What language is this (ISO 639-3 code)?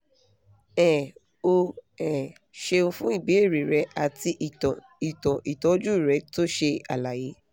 yor